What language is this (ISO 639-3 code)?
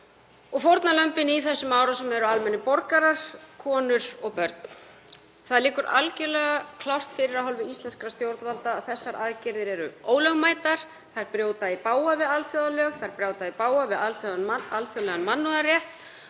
isl